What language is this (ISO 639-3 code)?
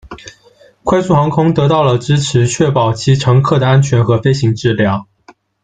zho